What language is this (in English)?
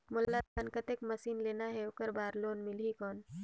Chhattisgarhi